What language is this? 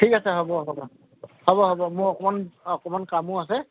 Assamese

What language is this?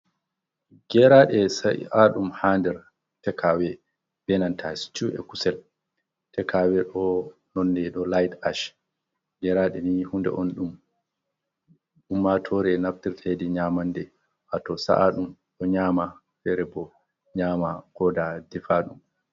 Fula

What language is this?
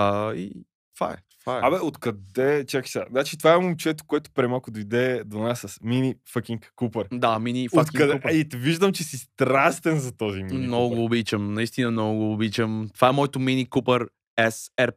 Bulgarian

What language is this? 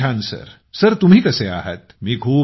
Marathi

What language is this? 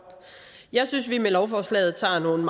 Danish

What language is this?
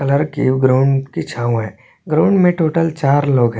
Hindi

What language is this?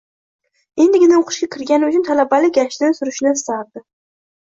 Uzbek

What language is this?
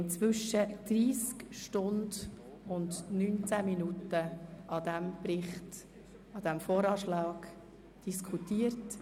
Swiss German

